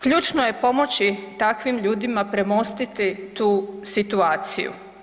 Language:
Croatian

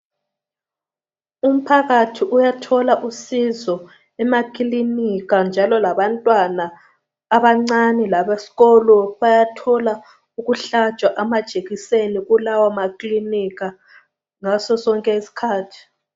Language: North Ndebele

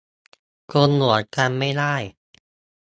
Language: Thai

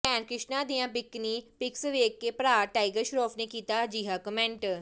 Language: Punjabi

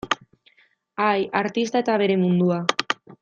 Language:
Basque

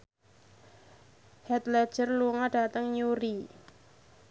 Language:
Javanese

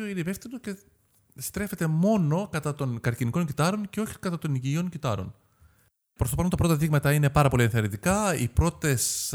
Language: Greek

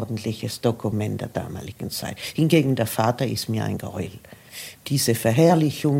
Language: German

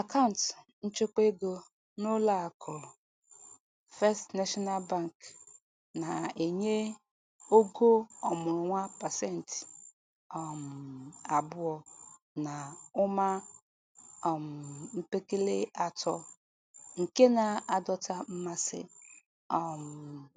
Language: Igbo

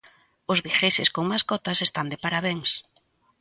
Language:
Galician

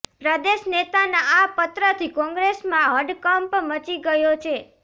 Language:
Gujarati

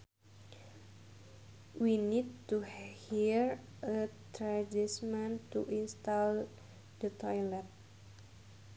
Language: Sundanese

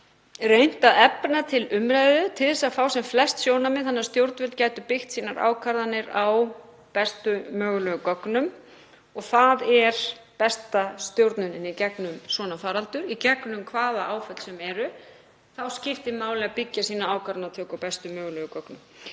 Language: Icelandic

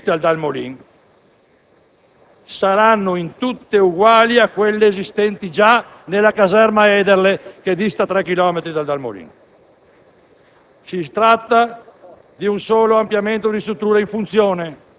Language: Italian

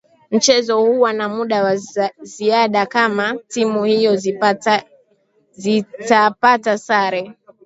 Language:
Swahili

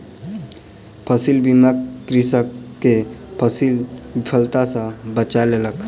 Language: Maithili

